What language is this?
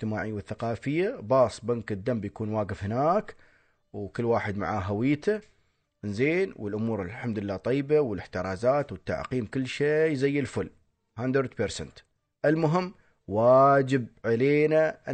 Arabic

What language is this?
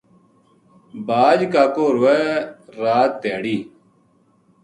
Gujari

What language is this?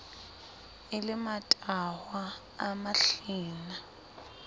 Southern Sotho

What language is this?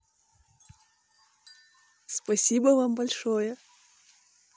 Russian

